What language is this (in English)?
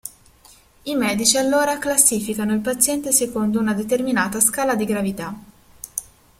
Italian